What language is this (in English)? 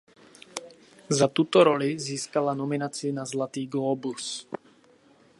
Czech